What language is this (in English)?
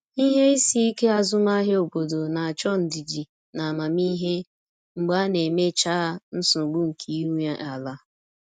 Igbo